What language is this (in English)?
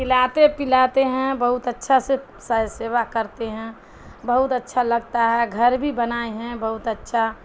Urdu